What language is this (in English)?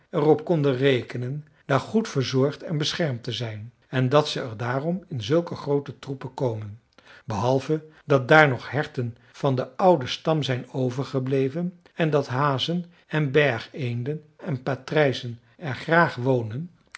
Dutch